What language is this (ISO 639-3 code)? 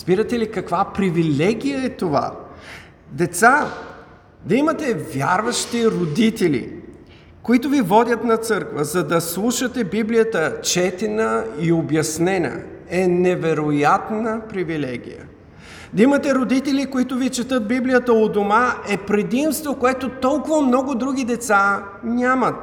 bul